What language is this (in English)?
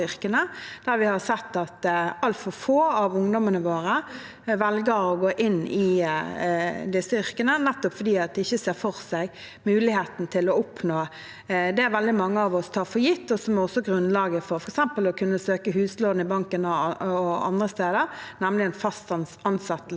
Norwegian